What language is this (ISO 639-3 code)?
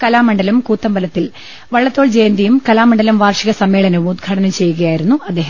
mal